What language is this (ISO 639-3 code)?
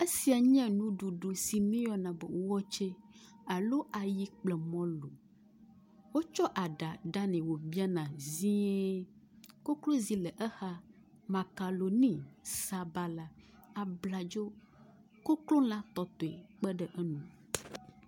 ewe